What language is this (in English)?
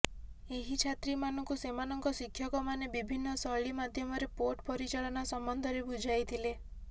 Odia